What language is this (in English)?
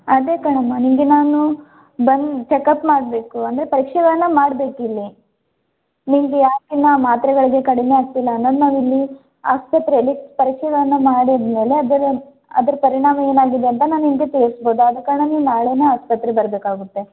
Kannada